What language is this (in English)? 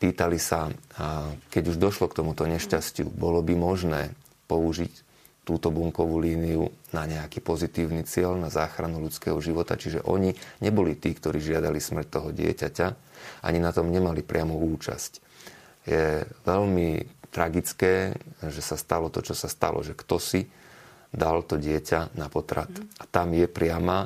Slovak